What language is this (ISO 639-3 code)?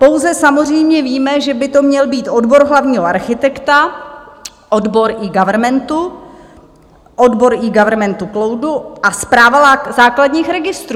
ces